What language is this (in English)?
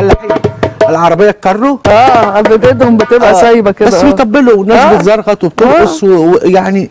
Arabic